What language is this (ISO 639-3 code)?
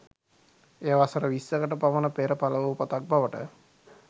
sin